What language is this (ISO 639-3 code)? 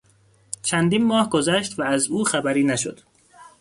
fas